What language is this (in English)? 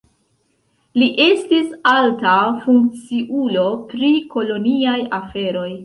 Esperanto